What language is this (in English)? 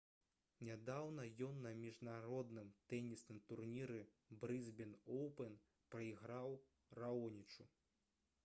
Belarusian